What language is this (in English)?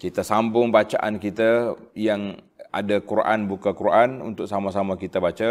Malay